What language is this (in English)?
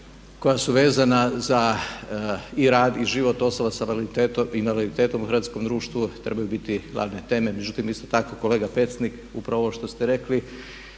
Croatian